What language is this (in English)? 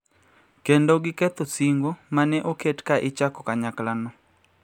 Luo (Kenya and Tanzania)